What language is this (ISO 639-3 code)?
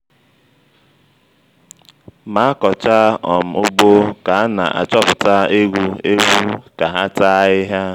ibo